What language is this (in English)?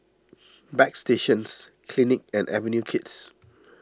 English